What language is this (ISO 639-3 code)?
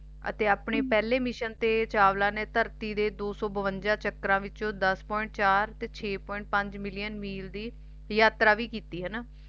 pan